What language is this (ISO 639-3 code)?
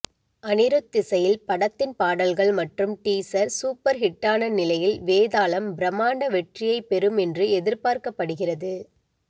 tam